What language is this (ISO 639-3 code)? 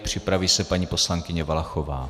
ces